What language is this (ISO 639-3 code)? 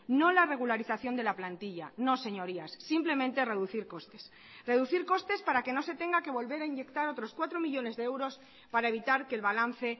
spa